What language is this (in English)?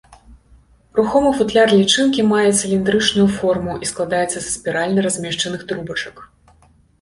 Belarusian